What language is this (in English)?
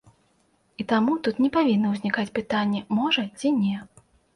Belarusian